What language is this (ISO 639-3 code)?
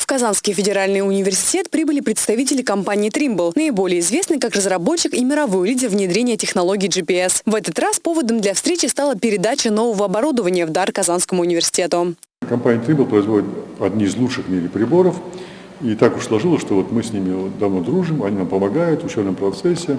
rus